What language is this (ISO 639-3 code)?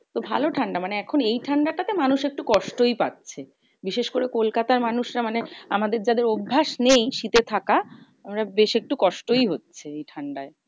ben